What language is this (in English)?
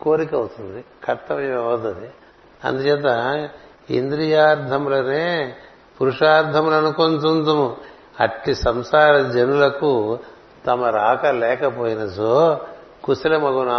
Telugu